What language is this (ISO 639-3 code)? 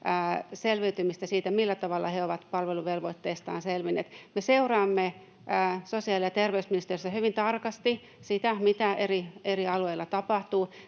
fin